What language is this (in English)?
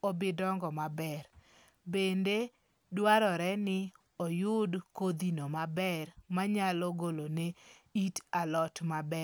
Luo (Kenya and Tanzania)